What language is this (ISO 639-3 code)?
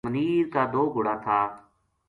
gju